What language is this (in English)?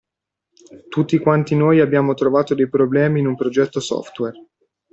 Italian